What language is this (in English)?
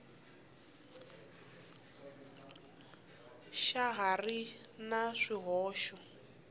Tsonga